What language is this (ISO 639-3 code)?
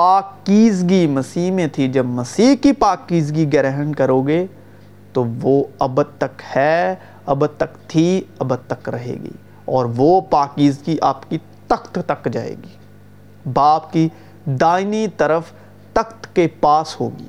urd